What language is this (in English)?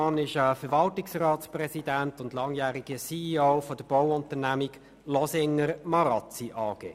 Swiss German